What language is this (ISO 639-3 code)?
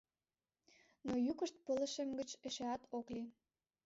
chm